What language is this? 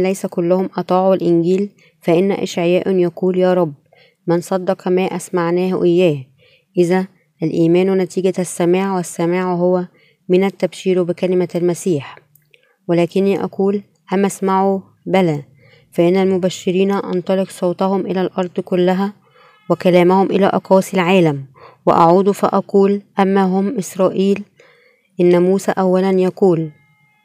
Arabic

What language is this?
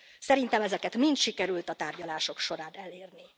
Hungarian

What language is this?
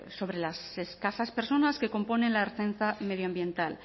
Spanish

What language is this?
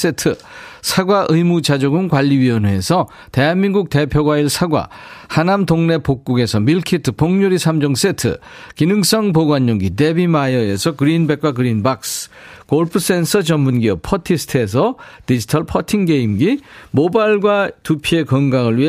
Korean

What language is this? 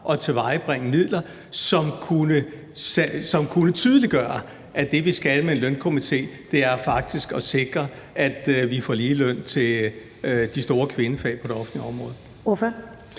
Danish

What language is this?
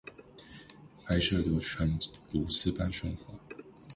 Chinese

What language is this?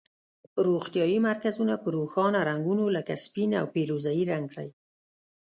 Pashto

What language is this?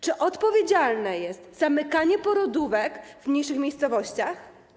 Polish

